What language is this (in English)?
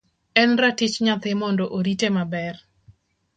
Luo (Kenya and Tanzania)